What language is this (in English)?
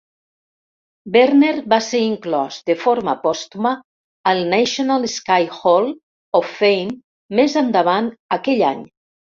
Catalan